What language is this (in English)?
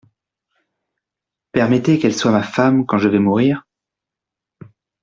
French